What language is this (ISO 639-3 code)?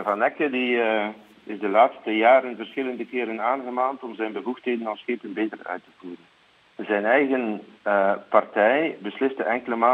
nld